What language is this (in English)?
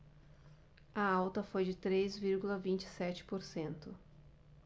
Portuguese